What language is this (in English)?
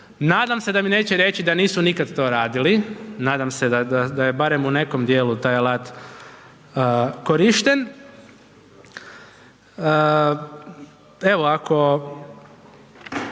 Croatian